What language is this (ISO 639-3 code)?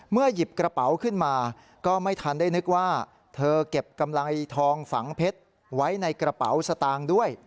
tha